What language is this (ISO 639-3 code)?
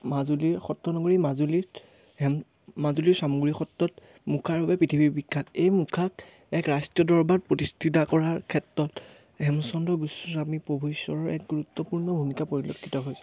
asm